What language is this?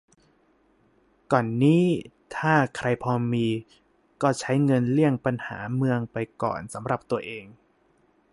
Thai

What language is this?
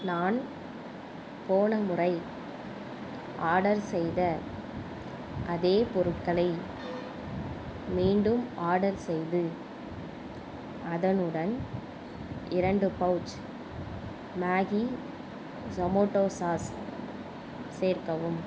Tamil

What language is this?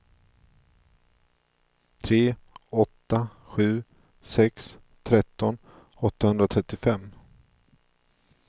Swedish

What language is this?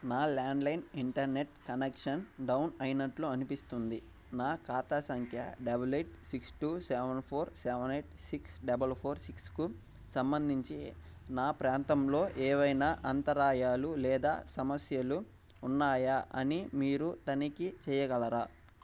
Telugu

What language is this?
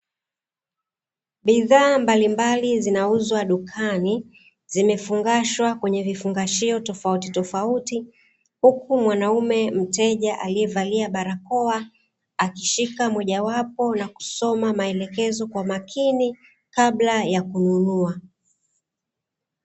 Swahili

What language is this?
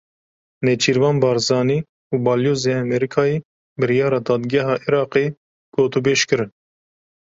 Kurdish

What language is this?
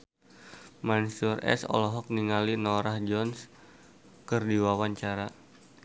Sundanese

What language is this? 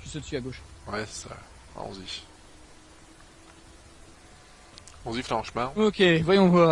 French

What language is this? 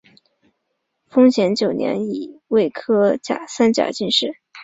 Chinese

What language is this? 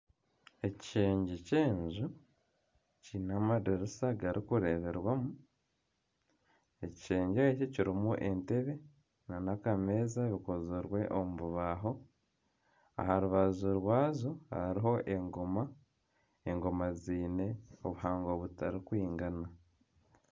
Nyankole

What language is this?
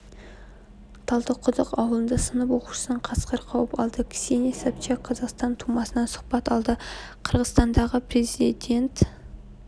Kazakh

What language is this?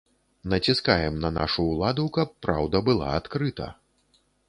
Belarusian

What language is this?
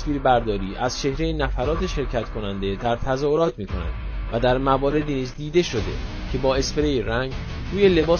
Persian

